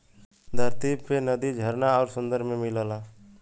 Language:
Bhojpuri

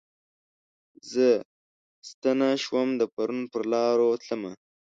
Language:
Pashto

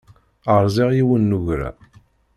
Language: Kabyle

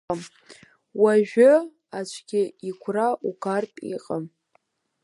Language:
Abkhazian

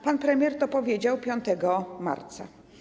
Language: Polish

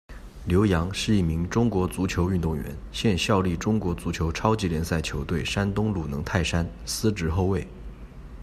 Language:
Chinese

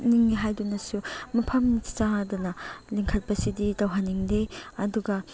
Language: Manipuri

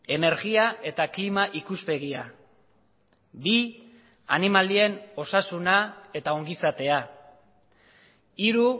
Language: Basque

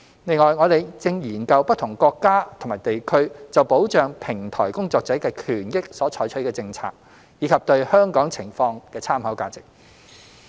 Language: Cantonese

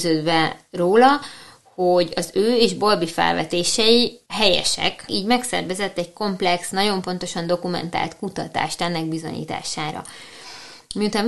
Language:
Hungarian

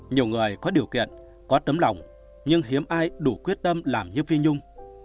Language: Vietnamese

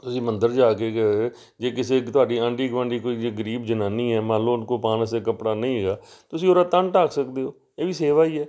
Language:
Punjabi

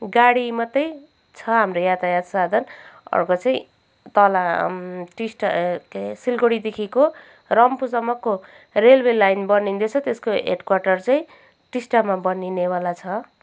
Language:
Nepali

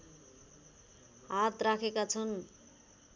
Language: Nepali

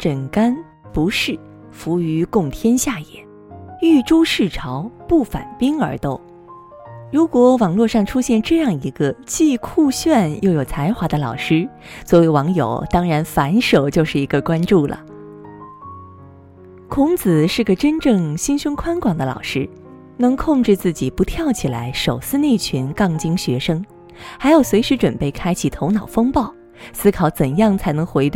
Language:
Chinese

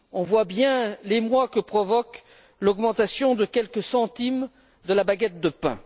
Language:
French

